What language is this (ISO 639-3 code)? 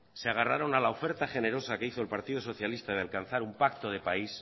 spa